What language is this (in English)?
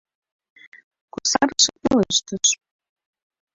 Mari